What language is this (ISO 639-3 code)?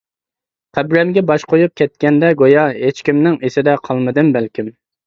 uig